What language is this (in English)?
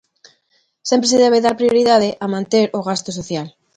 Galician